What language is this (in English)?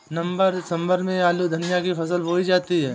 Hindi